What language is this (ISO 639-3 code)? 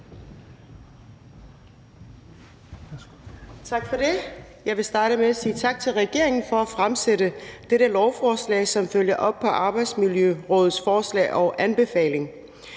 dan